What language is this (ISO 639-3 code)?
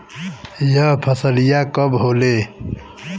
bho